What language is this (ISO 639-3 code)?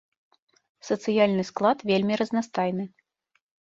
bel